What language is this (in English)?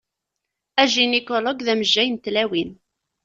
Kabyle